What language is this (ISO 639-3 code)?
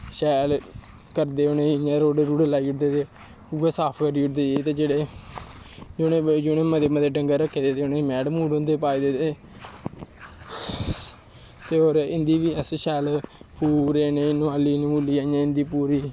doi